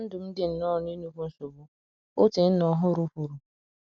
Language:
Igbo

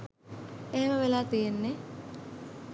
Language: Sinhala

